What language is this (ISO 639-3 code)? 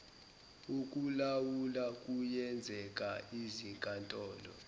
zul